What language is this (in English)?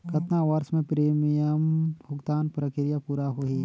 Chhattisgarhi